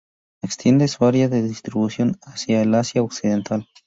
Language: Spanish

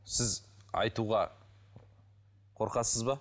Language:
Kazakh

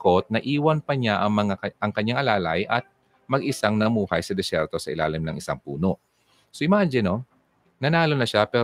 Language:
Filipino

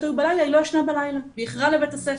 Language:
Hebrew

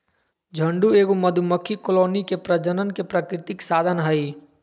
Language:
Magahi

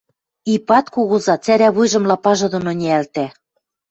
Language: Western Mari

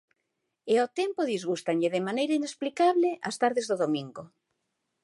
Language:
Galician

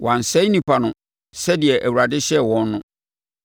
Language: Akan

